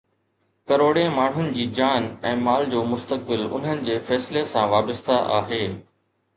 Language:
Sindhi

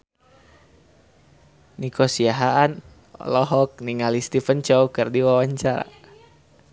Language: Sundanese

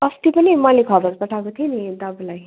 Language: Nepali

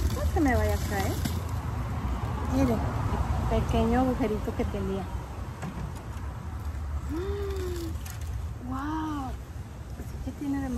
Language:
Spanish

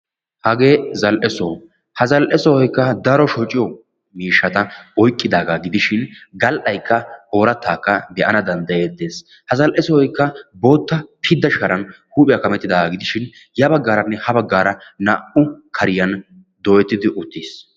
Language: Wolaytta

